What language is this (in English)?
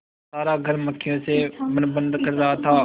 Hindi